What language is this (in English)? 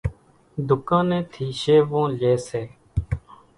Kachi Koli